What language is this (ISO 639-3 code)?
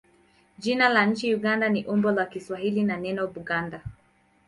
swa